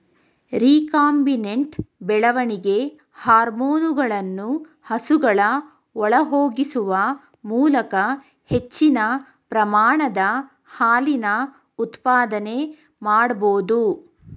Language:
Kannada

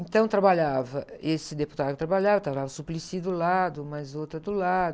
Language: Portuguese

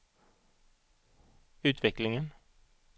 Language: Swedish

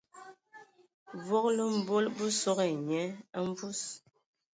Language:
Ewondo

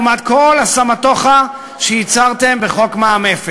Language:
Hebrew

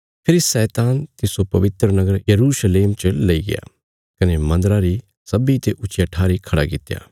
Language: Bilaspuri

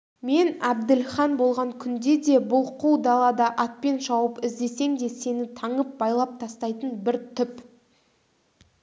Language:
Kazakh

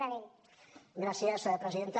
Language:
Catalan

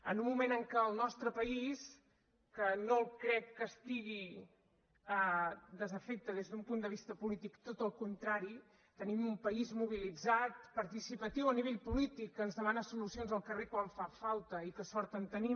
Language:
Catalan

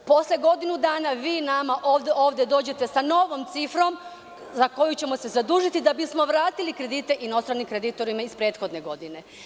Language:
Serbian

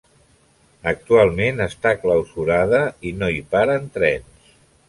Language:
Catalan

